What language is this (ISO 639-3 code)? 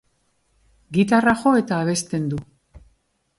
eus